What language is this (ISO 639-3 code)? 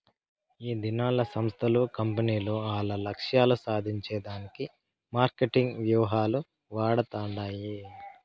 tel